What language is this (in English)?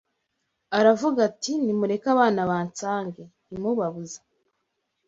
Kinyarwanda